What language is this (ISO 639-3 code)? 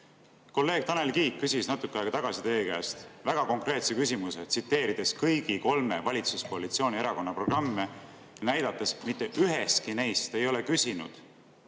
est